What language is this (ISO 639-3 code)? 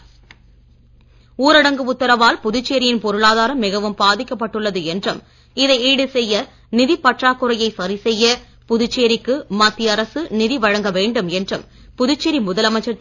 tam